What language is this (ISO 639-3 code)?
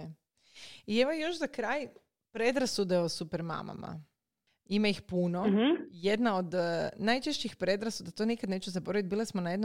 hrv